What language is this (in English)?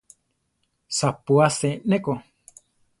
Central Tarahumara